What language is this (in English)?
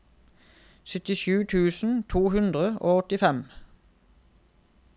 Norwegian